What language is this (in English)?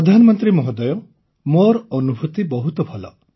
Odia